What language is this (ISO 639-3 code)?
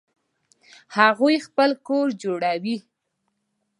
pus